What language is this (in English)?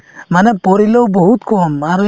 Assamese